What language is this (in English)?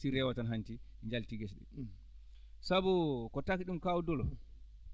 Fula